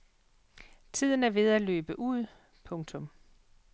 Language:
Danish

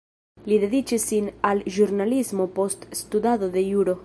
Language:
Esperanto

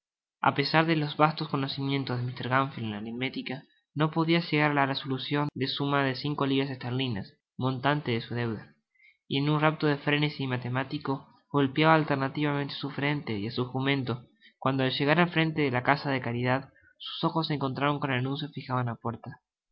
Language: Spanish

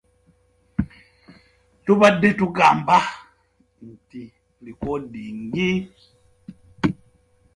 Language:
Ganda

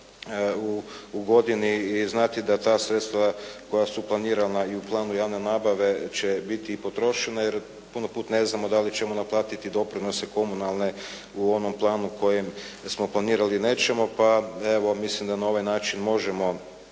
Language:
Croatian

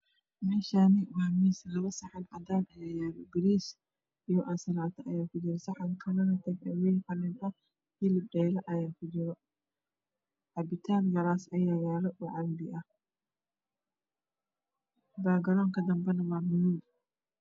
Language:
Somali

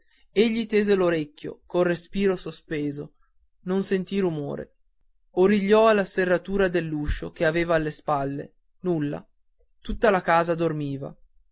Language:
Italian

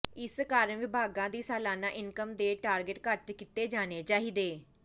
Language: Punjabi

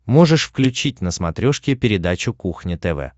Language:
Russian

